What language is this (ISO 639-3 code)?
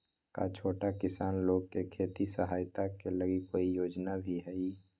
mag